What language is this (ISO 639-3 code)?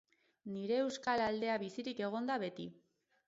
eus